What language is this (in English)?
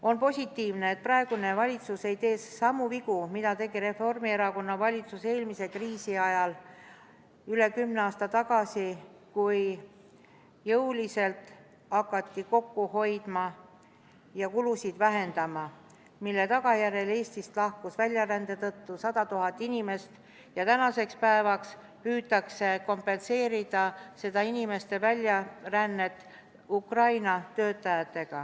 Estonian